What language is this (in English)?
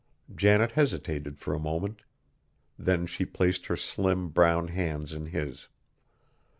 English